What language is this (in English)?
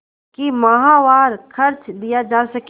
Hindi